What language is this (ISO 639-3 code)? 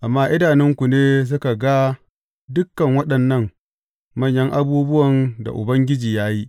hau